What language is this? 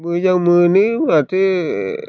Bodo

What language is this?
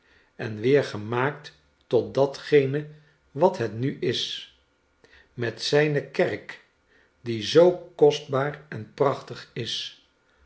Dutch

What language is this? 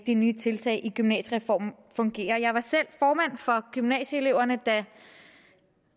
Danish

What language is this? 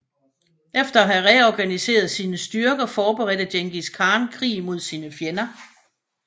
Danish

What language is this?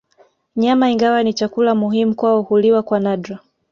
Swahili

